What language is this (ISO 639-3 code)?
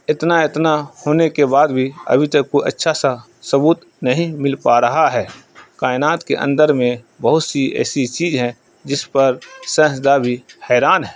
urd